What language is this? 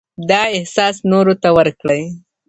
Pashto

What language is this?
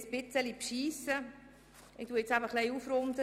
Swiss German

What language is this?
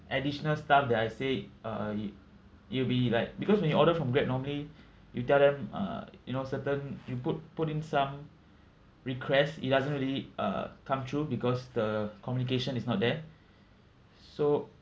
English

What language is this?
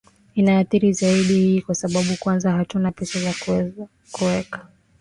Swahili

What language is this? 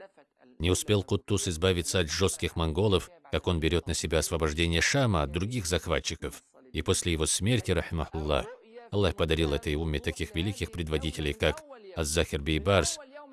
Russian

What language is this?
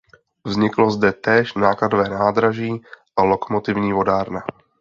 Czech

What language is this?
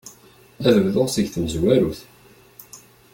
Kabyle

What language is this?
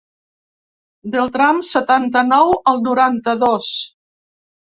Catalan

